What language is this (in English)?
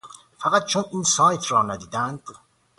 Persian